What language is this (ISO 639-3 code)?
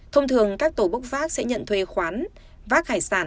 vie